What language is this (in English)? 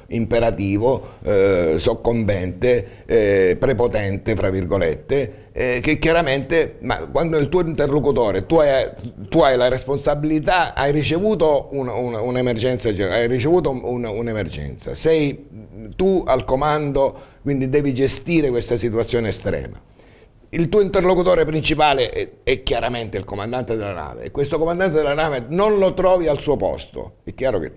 Italian